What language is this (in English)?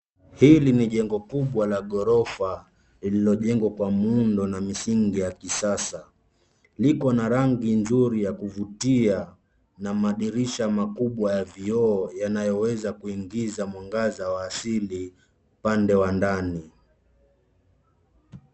Swahili